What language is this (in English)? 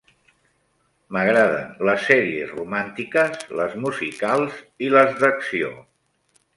Catalan